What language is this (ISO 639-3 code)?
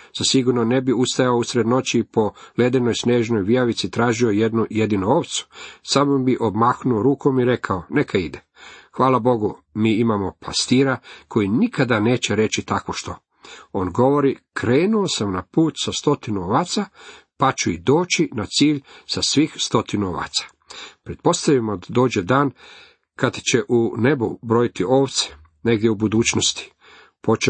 hrv